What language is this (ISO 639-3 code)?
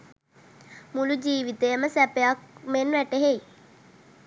sin